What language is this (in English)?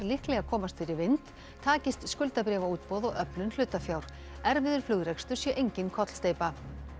Icelandic